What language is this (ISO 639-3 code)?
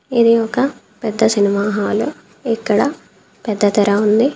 tel